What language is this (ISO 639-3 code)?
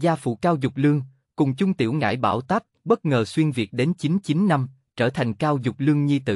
vie